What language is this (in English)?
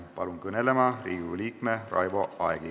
Estonian